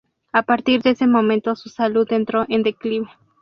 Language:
Spanish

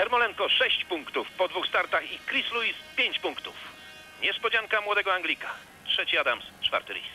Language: Polish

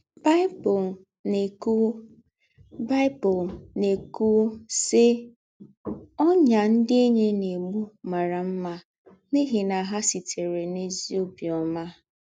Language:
Igbo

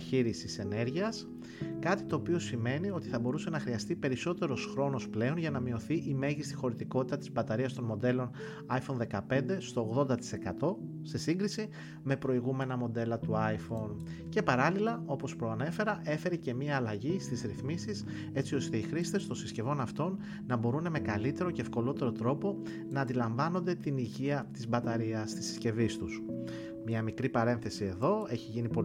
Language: Greek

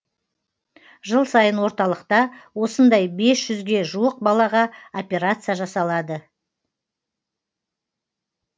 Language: Kazakh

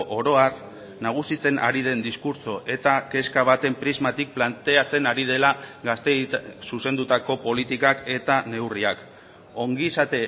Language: Basque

